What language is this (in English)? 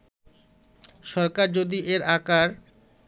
Bangla